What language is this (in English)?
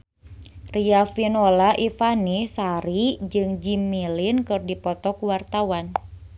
Sundanese